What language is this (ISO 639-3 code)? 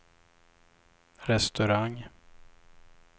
swe